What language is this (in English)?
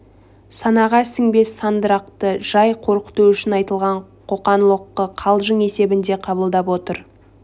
Kazakh